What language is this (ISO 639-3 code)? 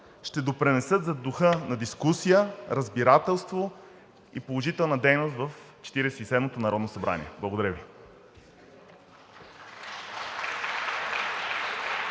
bul